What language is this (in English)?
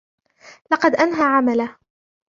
Arabic